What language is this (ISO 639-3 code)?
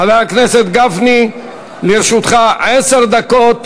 heb